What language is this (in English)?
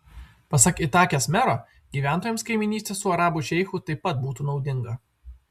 Lithuanian